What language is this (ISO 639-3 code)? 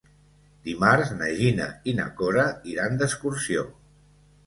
cat